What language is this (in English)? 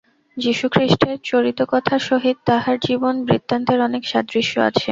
Bangla